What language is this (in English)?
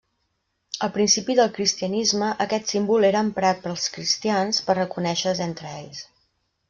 Catalan